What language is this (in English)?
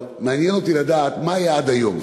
Hebrew